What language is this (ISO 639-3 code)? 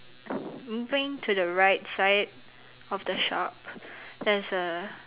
eng